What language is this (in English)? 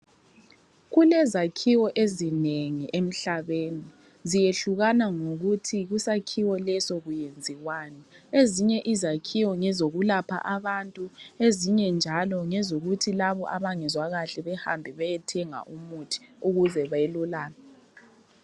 North Ndebele